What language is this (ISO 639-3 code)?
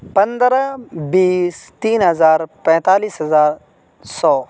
urd